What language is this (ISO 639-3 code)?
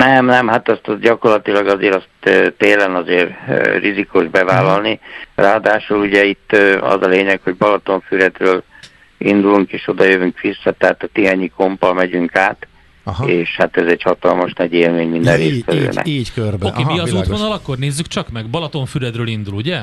hun